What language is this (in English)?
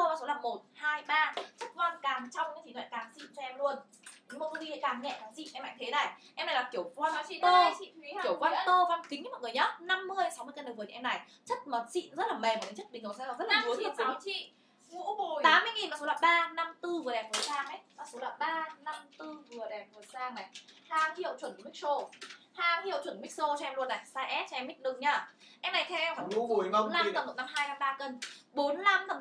Vietnamese